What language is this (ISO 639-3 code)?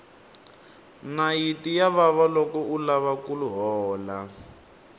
tso